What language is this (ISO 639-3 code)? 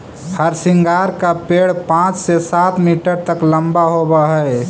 mag